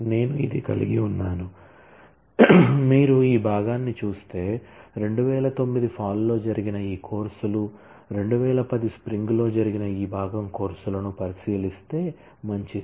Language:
Telugu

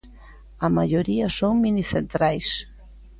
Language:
Galician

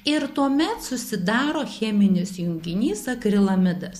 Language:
Lithuanian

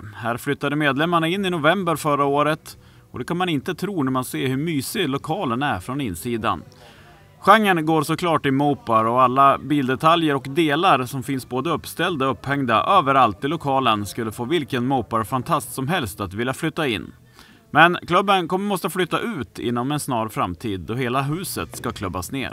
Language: Swedish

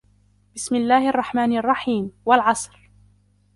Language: Arabic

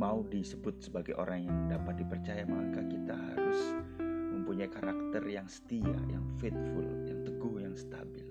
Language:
Indonesian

